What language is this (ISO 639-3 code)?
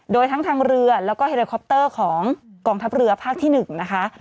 tha